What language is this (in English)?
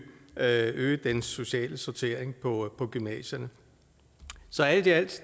Danish